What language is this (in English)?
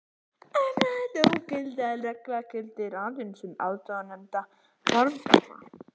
Icelandic